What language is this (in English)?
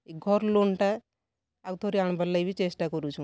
Odia